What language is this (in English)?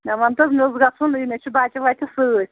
Kashmiri